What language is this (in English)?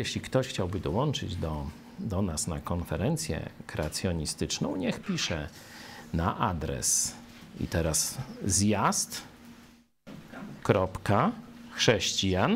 Polish